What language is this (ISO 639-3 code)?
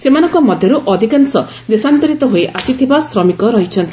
ori